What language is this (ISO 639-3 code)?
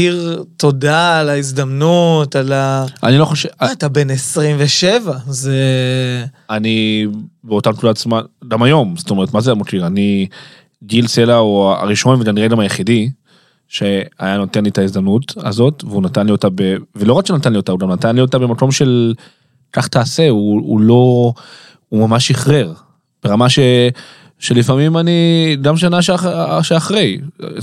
heb